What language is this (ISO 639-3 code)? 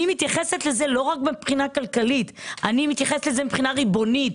heb